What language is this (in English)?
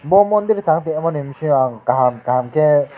Kok Borok